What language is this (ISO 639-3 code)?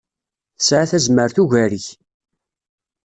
kab